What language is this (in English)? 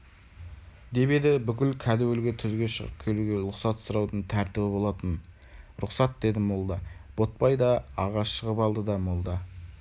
Kazakh